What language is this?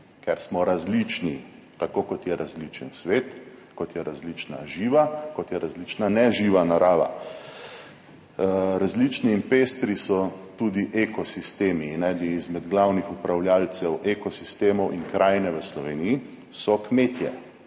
Slovenian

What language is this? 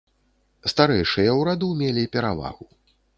Belarusian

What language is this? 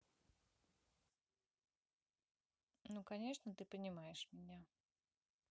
Russian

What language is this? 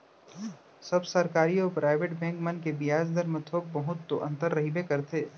Chhattisgarhi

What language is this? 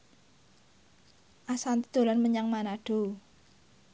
Javanese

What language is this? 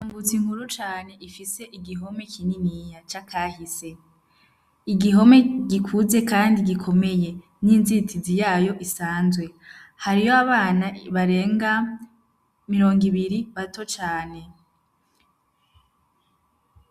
Rundi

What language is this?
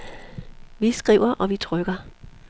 Danish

